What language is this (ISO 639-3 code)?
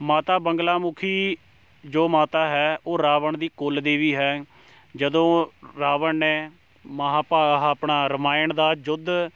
pan